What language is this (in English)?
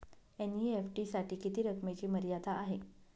Marathi